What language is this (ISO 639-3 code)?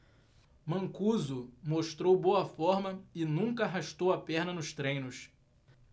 por